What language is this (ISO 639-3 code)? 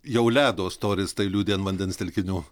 lit